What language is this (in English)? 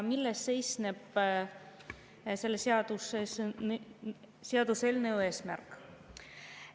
Estonian